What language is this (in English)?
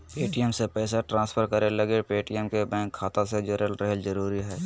Magahi